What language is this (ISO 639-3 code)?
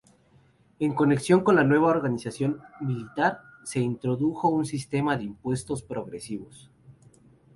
spa